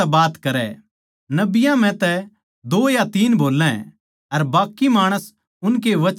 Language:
Haryanvi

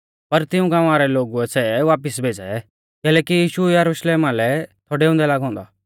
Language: Mahasu Pahari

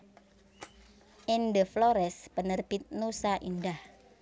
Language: Javanese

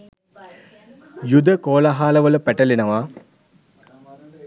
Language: Sinhala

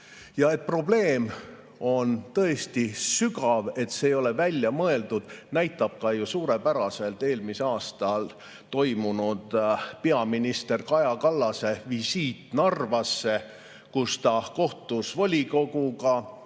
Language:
Estonian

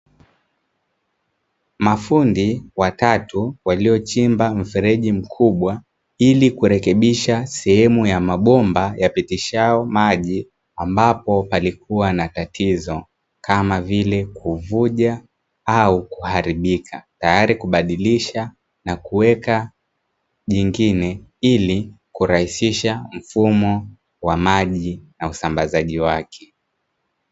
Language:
Swahili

